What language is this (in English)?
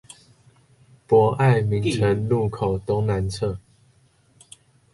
Chinese